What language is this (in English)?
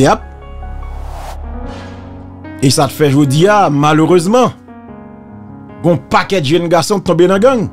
French